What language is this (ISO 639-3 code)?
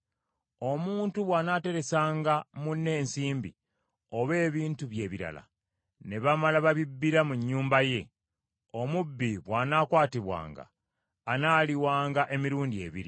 lug